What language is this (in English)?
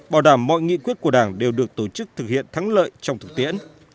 Vietnamese